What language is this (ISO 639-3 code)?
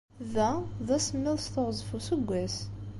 kab